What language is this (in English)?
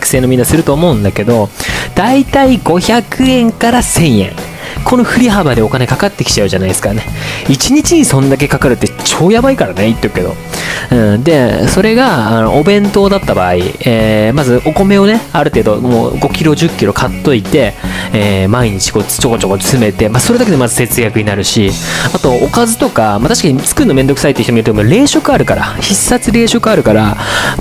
Japanese